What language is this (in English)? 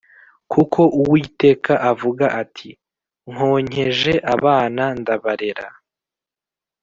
Kinyarwanda